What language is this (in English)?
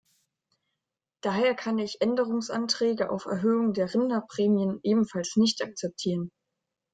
German